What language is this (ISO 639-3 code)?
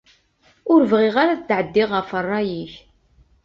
kab